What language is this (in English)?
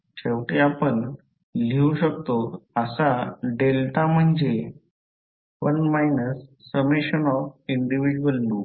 Marathi